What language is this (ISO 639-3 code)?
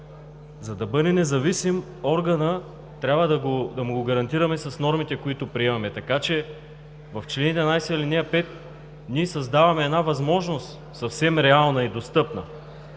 bul